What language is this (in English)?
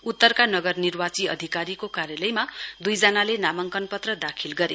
Nepali